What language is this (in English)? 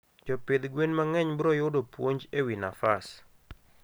Luo (Kenya and Tanzania)